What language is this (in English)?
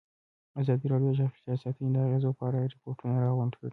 Pashto